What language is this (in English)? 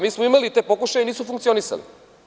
Serbian